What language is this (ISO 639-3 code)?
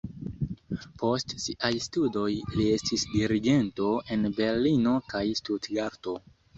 epo